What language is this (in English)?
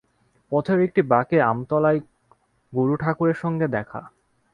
Bangla